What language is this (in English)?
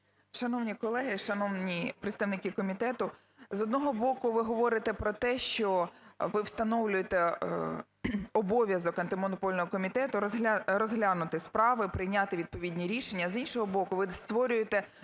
Ukrainian